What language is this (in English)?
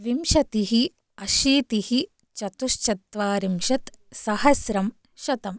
Sanskrit